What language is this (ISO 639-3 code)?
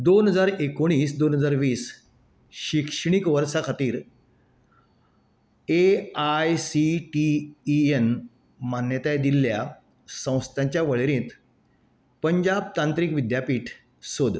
kok